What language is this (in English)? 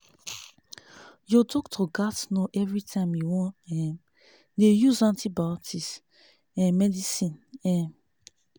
Nigerian Pidgin